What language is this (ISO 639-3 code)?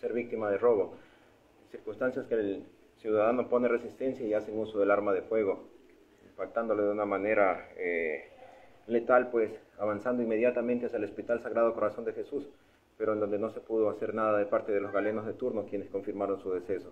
spa